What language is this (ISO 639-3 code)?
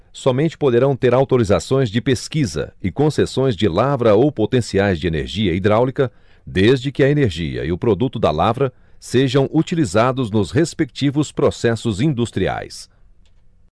por